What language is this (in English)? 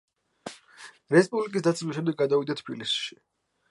Georgian